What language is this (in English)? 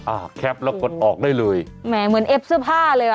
Thai